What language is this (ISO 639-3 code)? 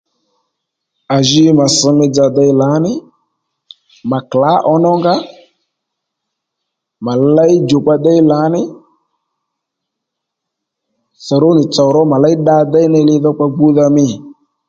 led